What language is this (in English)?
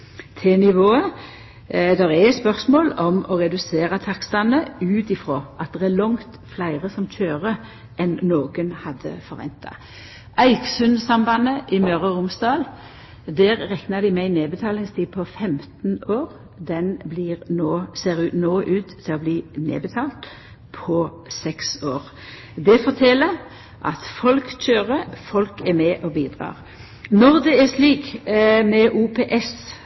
Norwegian Nynorsk